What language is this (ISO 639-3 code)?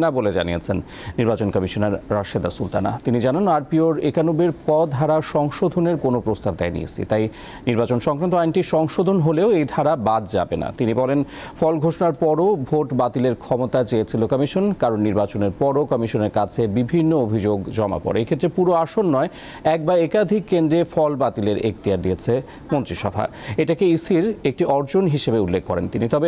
ron